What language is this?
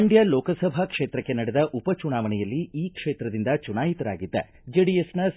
Kannada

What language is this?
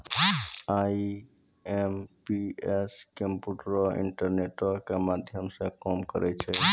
Maithili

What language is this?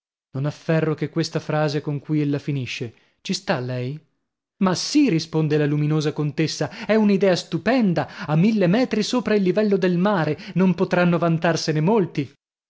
Italian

